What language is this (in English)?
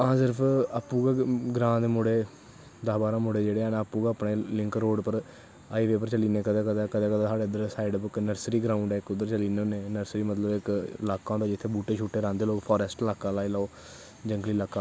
Dogri